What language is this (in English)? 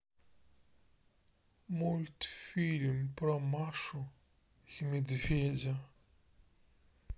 Russian